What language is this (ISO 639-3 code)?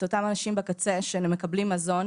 heb